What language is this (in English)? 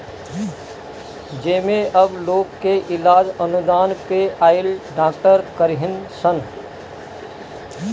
Bhojpuri